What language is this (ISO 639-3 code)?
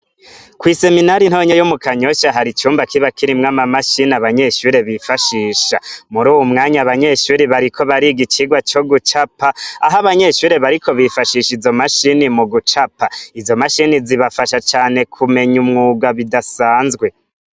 run